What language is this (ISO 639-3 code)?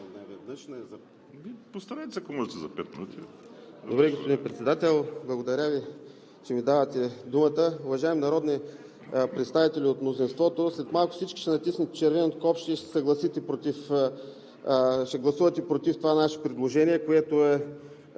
bul